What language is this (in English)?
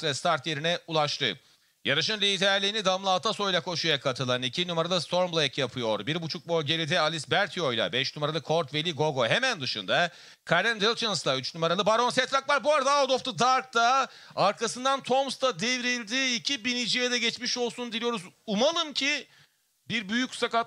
Turkish